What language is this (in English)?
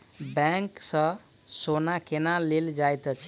Maithili